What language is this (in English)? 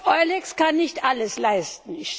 German